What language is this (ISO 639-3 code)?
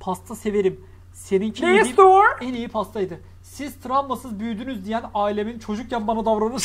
tur